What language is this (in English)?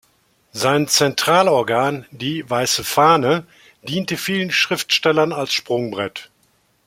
German